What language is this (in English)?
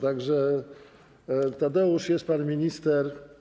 Polish